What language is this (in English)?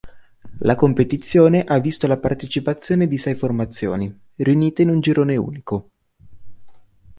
Italian